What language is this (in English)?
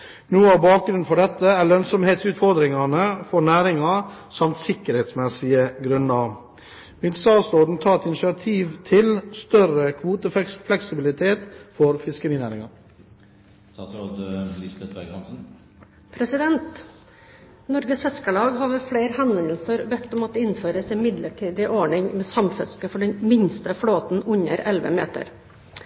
Norwegian Bokmål